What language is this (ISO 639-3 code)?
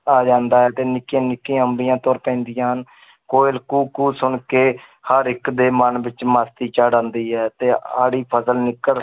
pan